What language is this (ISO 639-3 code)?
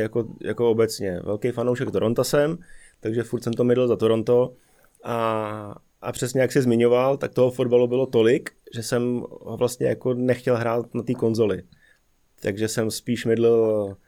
ces